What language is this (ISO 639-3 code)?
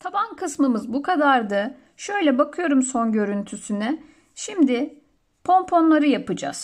tur